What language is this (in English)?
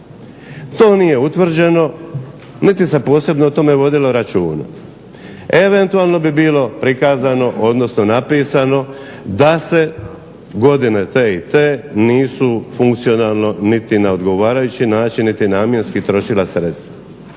Croatian